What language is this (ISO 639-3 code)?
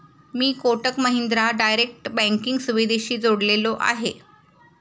mar